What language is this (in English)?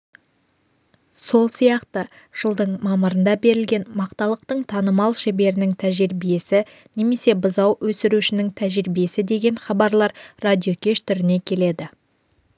Kazakh